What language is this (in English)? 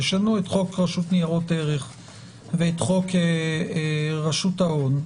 Hebrew